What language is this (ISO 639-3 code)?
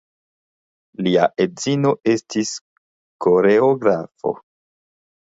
epo